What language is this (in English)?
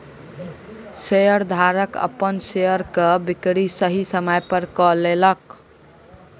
Maithili